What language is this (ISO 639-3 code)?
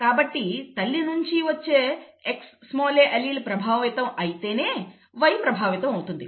tel